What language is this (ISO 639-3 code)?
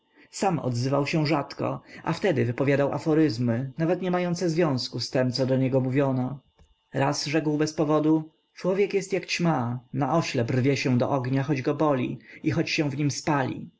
pol